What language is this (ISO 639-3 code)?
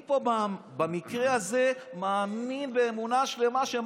heb